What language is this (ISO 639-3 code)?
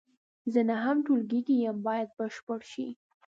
pus